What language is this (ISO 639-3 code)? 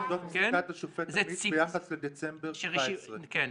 heb